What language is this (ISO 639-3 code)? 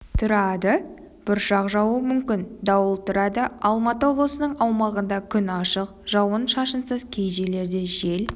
kaz